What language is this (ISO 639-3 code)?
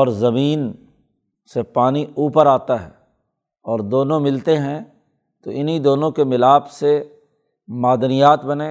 urd